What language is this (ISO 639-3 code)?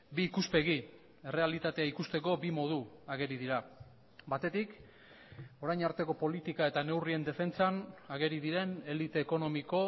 eus